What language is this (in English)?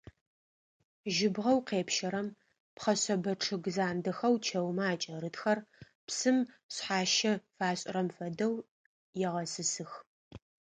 Adyghe